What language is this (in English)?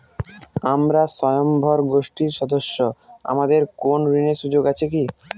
Bangla